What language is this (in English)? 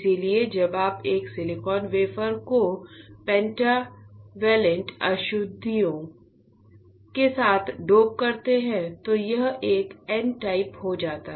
Hindi